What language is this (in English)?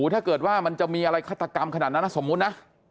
Thai